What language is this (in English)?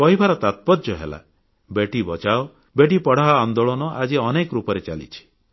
Odia